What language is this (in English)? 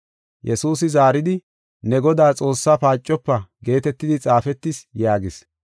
Gofa